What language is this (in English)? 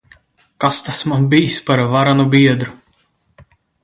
Latvian